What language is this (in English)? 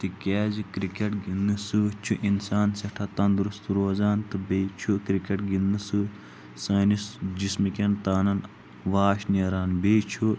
Kashmiri